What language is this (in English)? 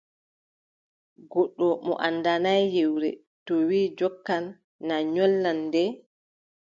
Adamawa Fulfulde